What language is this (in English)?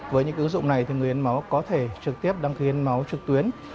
Vietnamese